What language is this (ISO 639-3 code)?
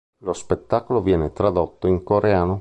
ita